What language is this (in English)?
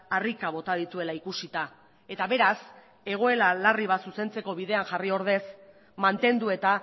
Basque